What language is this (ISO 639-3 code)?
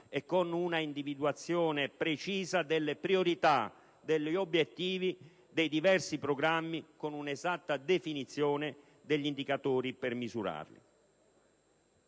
ita